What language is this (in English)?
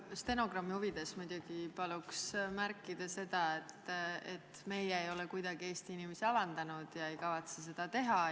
Estonian